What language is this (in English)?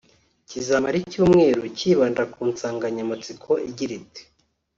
Kinyarwanda